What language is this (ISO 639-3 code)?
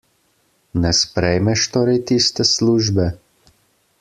slv